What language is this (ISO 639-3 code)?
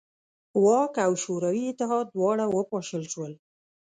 pus